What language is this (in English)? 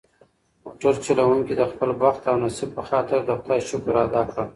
Pashto